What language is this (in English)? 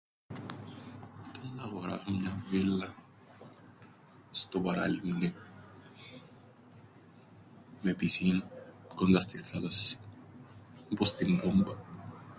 Greek